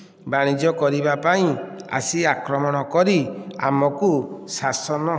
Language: Odia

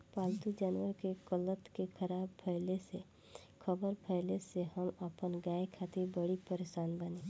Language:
Bhojpuri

